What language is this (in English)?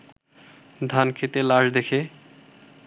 Bangla